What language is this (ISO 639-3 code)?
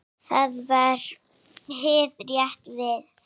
isl